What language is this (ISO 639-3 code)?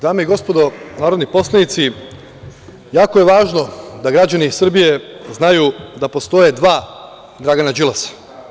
srp